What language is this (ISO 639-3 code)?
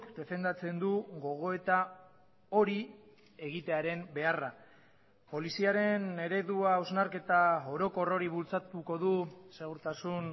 eus